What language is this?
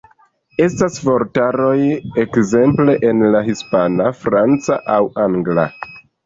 Esperanto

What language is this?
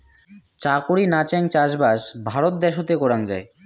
Bangla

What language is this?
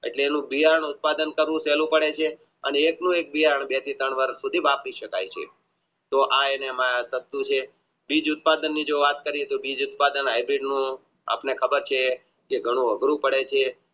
Gujarati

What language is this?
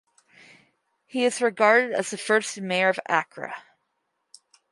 English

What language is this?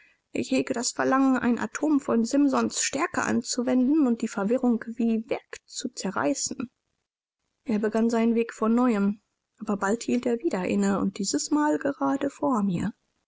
German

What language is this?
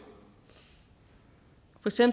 Danish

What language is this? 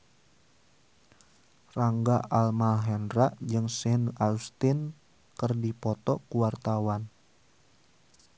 Sundanese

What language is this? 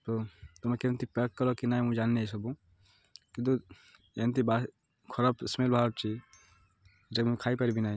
Odia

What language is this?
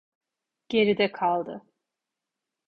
Turkish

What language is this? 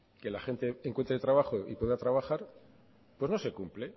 Spanish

